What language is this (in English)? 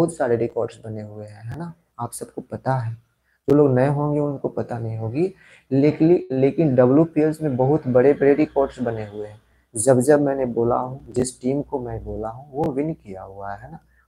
Hindi